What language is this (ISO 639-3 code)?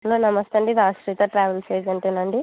tel